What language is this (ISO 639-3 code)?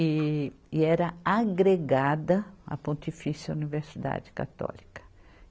por